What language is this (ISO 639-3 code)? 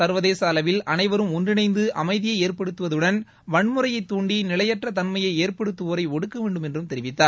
tam